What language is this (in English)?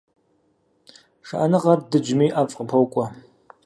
Kabardian